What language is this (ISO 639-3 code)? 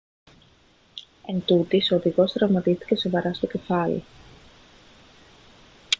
ell